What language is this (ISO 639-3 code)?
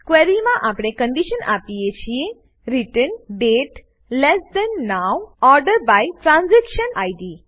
guj